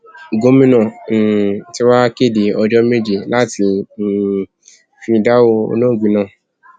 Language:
Yoruba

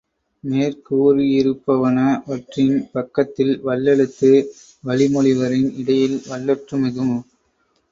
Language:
Tamil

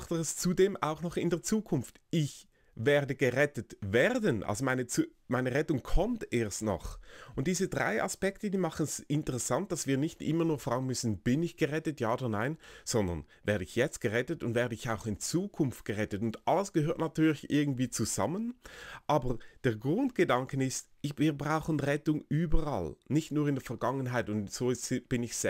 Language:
German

